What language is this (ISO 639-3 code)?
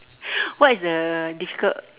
eng